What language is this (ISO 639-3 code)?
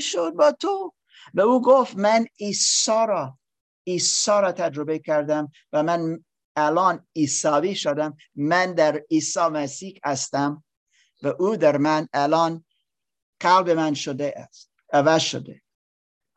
fas